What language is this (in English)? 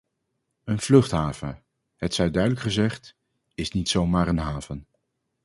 Dutch